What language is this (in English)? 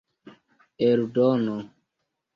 Esperanto